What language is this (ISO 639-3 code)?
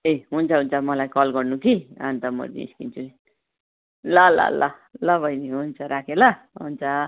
nep